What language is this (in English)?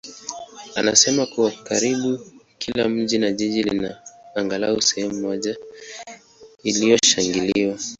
Swahili